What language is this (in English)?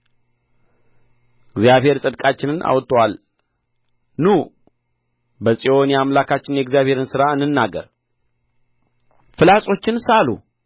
Amharic